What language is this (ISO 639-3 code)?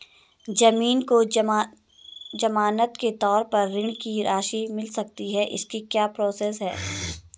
hin